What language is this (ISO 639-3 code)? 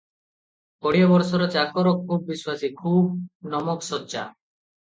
ori